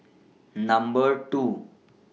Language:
English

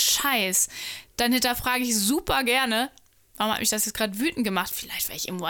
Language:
German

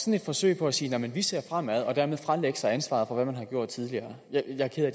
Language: Danish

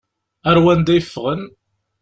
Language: Kabyle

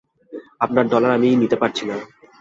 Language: Bangla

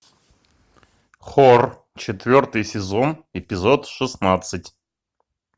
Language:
Russian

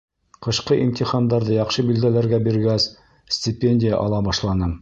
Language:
Bashkir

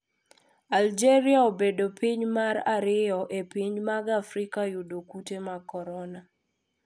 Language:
Luo (Kenya and Tanzania)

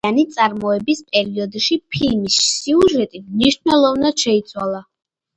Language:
Georgian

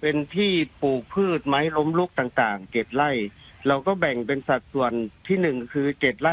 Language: Thai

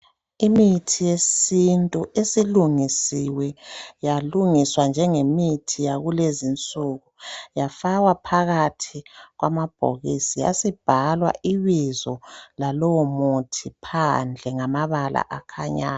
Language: North Ndebele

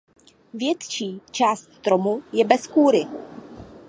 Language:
Czech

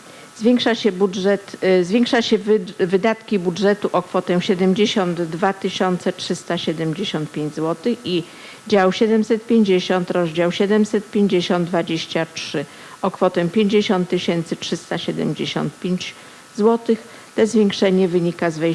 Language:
Polish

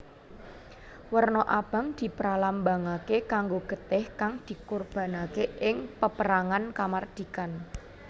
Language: Javanese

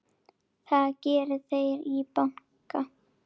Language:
Icelandic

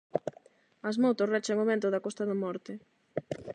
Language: Galician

